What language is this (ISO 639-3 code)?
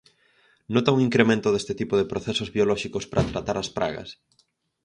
glg